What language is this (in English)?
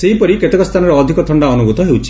Odia